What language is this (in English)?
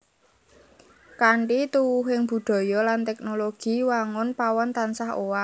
Javanese